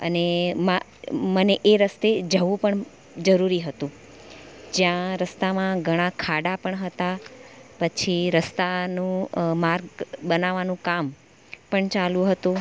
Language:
Gujarati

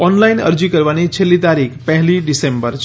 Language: Gujarati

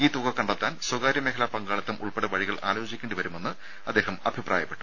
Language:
Malayalam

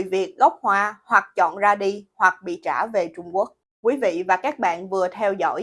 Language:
Vietnamese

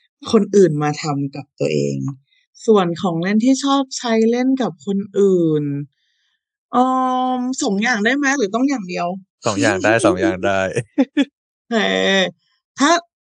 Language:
Thai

